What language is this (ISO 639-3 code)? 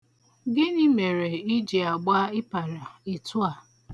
ibo